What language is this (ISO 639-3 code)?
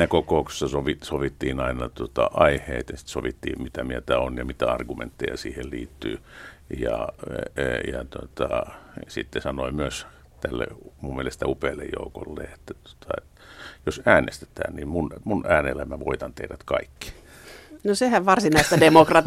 fin